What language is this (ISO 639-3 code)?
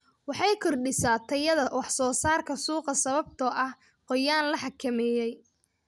som